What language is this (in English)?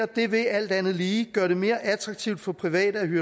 Danish